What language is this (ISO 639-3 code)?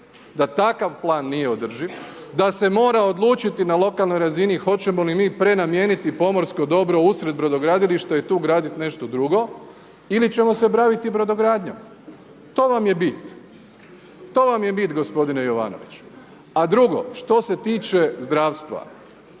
hrv